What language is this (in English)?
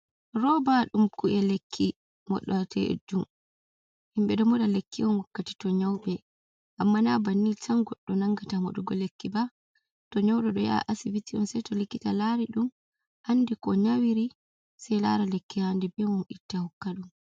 Fula